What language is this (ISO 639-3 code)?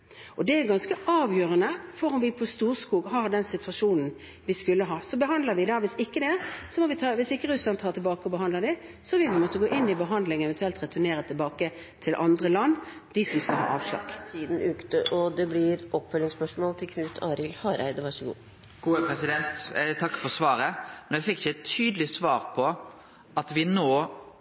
nor